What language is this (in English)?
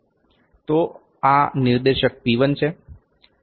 Gujarati